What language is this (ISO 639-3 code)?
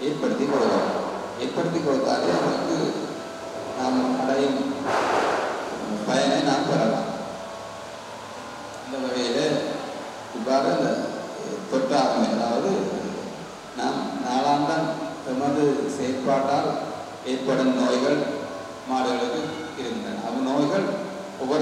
ind